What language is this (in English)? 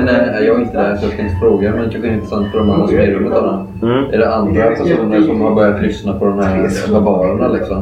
Swedish